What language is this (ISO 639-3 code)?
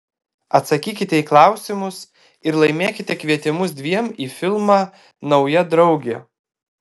lit